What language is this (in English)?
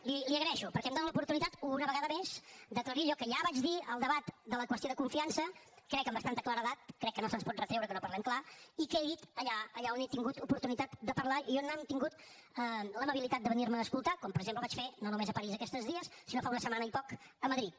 Catalan